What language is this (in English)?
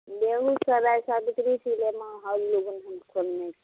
Maithili